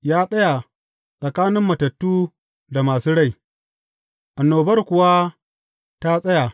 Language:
Hausa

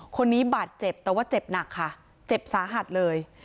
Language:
Thai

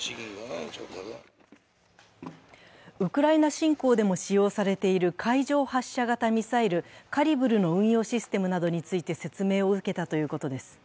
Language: Japanese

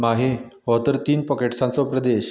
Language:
Konkani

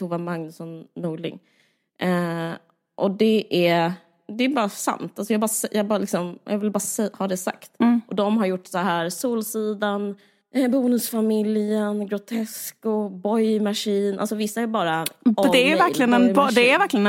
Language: Swedish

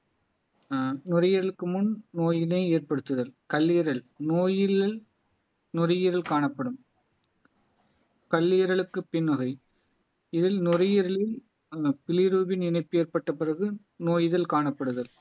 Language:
Tamil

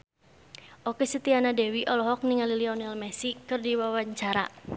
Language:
Sundanese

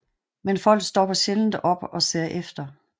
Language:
Danish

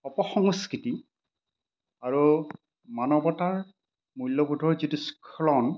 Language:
Assamese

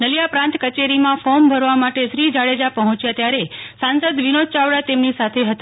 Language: Gujarati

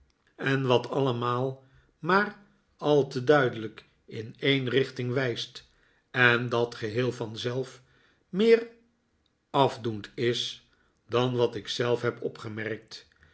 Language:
Dutch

